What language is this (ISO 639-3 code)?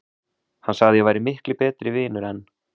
isl